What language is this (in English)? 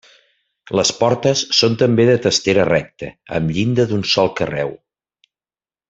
Catalan